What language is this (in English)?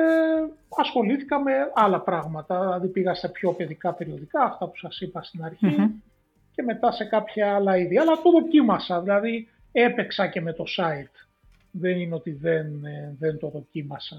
Greek